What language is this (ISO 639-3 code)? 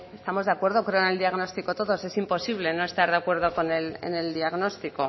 spa